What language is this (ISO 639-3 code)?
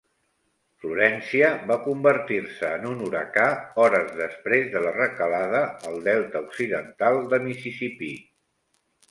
cat